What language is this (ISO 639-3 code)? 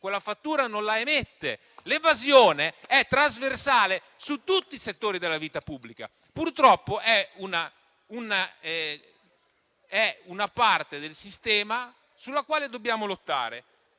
ita